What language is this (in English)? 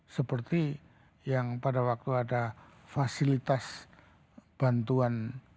Indonesian